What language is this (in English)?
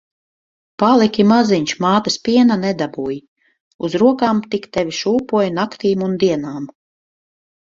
Latvian